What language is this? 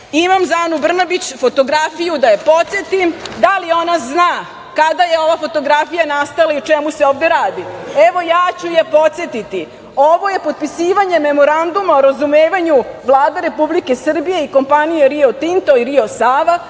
Serbian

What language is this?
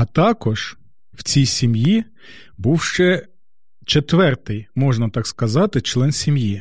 Ukrainian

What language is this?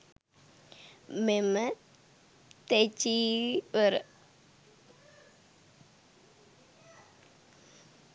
Sinhala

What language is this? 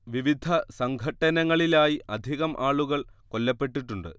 Malayalam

